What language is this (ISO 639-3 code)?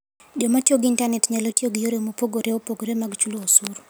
luo